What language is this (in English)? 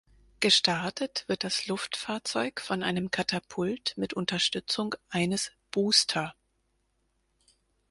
German